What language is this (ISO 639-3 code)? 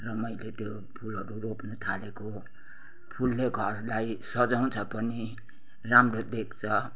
nep